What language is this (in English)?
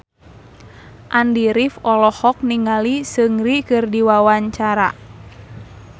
Sundanese